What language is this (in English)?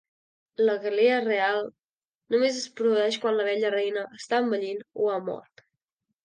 Catalan